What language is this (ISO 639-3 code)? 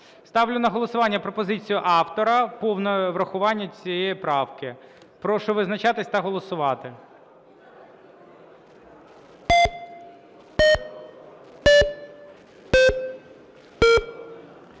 ukr